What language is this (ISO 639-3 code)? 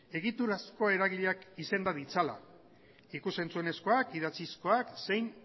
eus